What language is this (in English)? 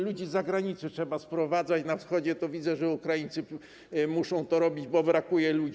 Polish